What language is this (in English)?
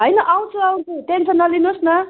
Nepali